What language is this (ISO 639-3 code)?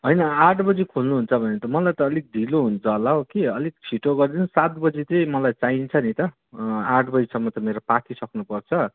nep